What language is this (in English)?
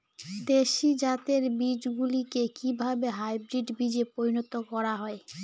Bangla